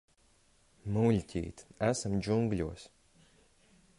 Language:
Latvian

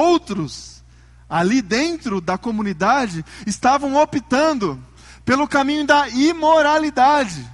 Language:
Portuguese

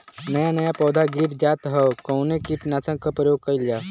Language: Bhojpuri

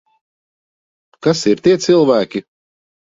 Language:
Latvian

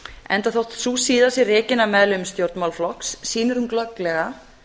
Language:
Icelandic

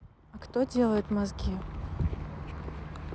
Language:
Russian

